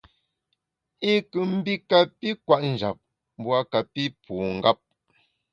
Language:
Bamun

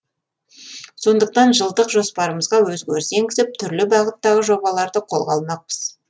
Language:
Kazakh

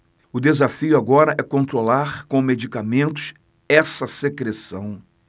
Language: Portuguese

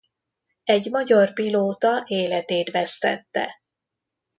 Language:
Hungarian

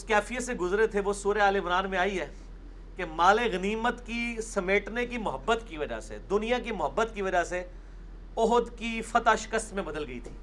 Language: Urdu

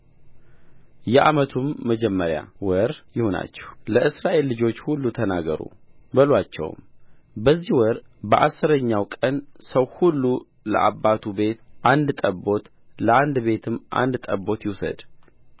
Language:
Amharic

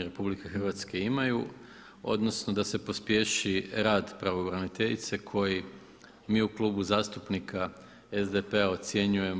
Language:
Croatian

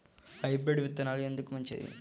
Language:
Telugu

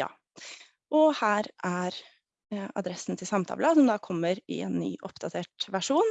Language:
Norwegian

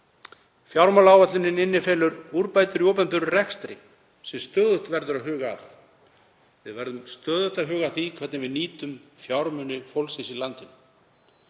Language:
Icelandic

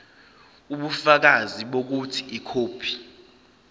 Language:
Zulu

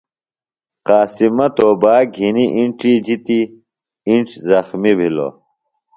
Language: Phalura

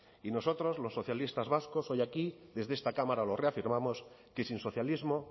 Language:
Spanish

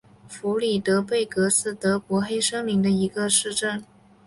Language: Chinese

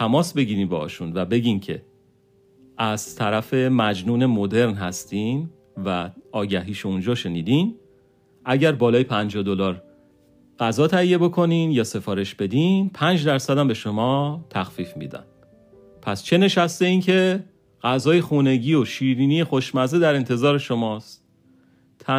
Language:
Persian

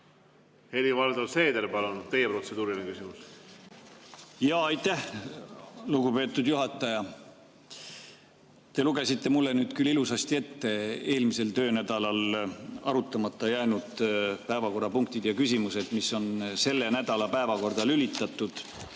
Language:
Estonian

